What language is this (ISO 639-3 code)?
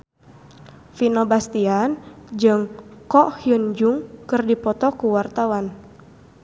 sun